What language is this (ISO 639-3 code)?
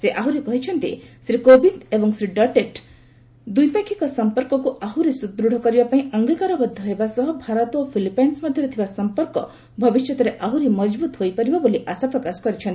ori